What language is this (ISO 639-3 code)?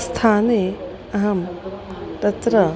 san